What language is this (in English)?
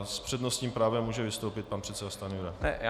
Czech